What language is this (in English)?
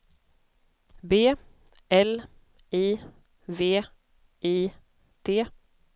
Swedish